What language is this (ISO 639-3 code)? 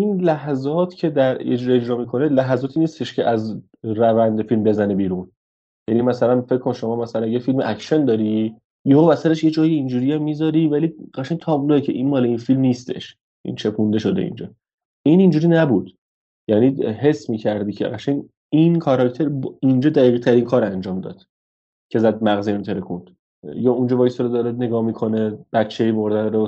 fas